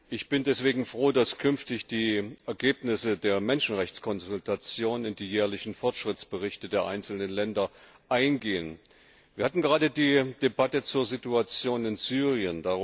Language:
German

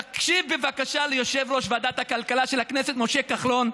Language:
Hebrew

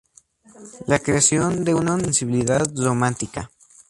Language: Spanish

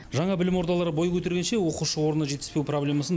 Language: Kazakh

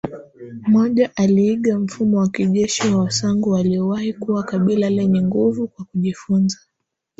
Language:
Swahili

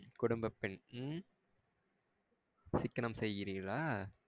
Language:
Tamil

